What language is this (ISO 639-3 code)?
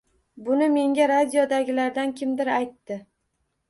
uzb